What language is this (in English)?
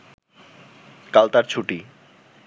Bangla